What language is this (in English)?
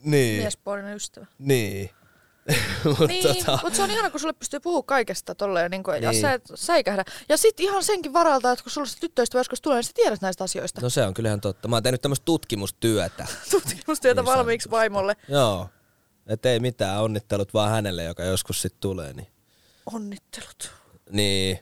Finnish